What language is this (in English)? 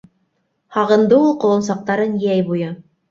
Bashkir